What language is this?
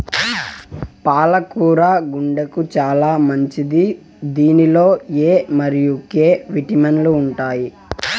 Telugu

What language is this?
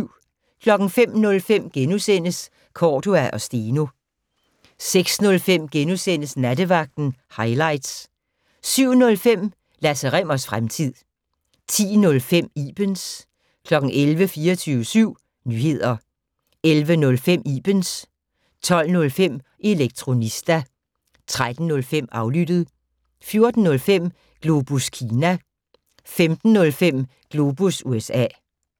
Danish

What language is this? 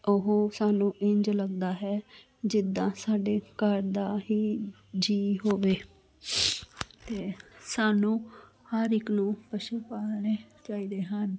Punjabi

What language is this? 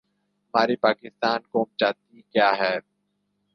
Urdu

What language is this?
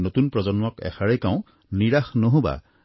Assamese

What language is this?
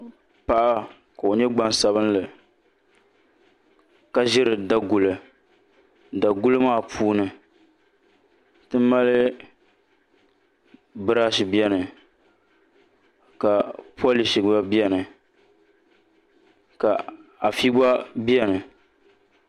Dagbani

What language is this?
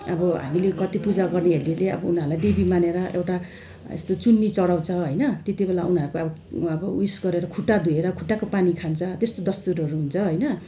Nepali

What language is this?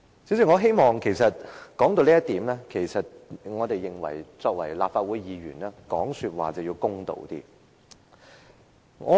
Cantonese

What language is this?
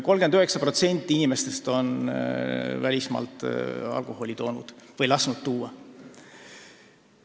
Estonian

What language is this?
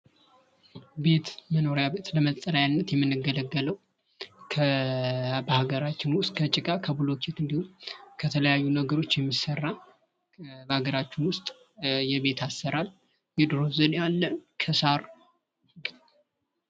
Amharic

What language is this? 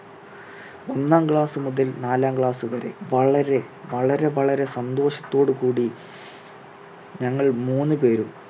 Malayalam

